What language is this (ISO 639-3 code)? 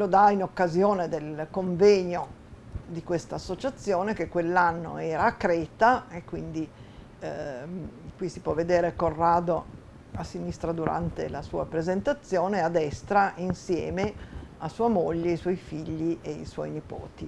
ita